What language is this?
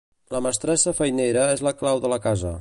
Catalan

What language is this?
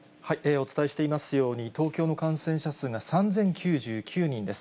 Japanese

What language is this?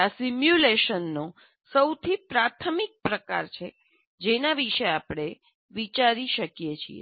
Gujarati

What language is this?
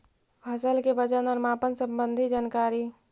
Magahi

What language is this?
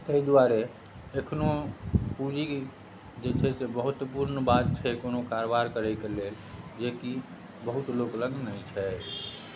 Maithili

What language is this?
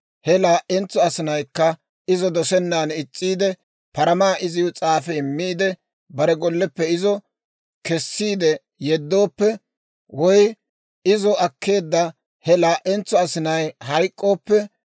Dawro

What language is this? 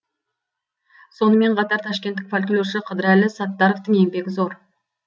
Kazakh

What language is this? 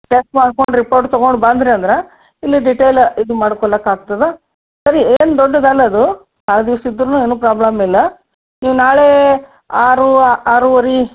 Kannada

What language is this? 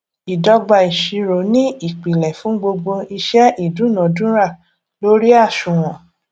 Yoruba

